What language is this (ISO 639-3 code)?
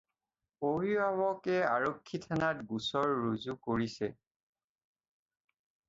asm